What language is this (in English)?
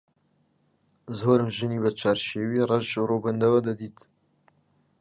Central Kurdish